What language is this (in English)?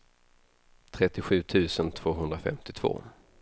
Swedish